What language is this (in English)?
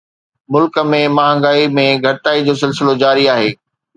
Sindhi